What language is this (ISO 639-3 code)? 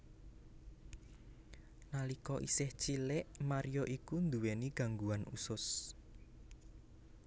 jav